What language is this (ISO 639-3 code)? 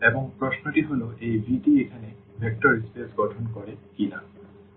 ben